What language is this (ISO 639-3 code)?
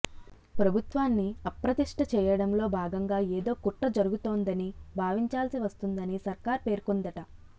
tel